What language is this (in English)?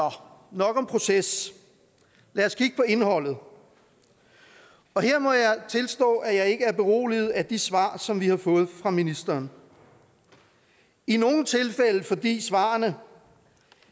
Danish